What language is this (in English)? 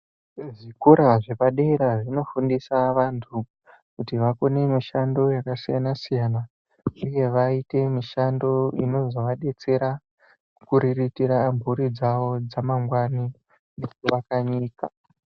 Ndau